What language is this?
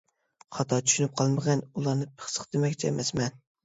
Uyghur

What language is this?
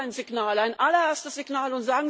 German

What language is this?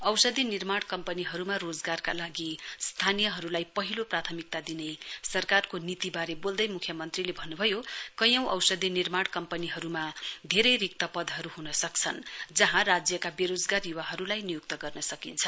Nepali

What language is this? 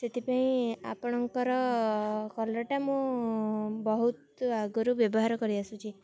Odia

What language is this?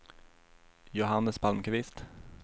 Swedish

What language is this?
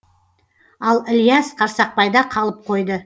Kazakh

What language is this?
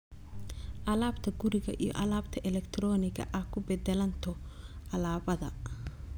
Somali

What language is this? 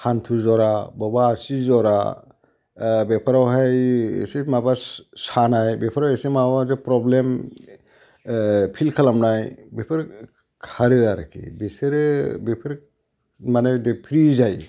Bodo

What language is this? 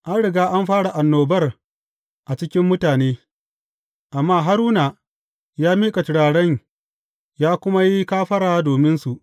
Hausa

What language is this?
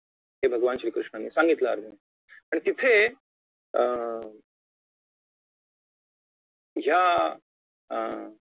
Marathi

